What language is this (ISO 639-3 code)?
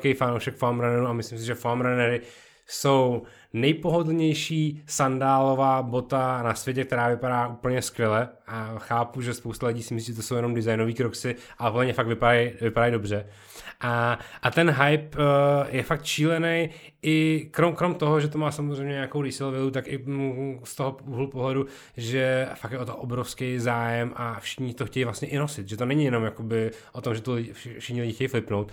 ces